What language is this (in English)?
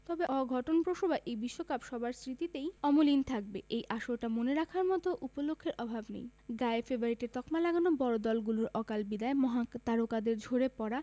Bangla